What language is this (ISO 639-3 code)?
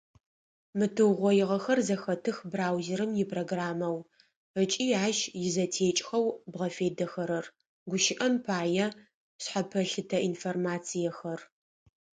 ady